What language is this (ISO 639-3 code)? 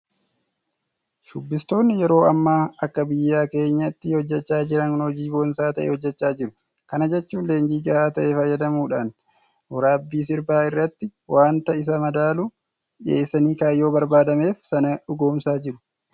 orm